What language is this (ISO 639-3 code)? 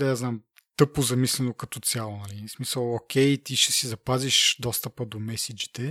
bul